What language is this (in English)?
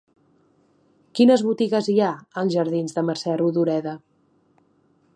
Catalan